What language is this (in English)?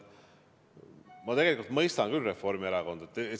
Estonian